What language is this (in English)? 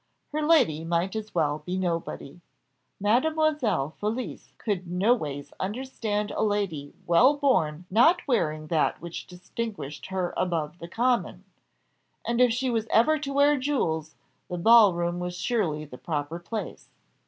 English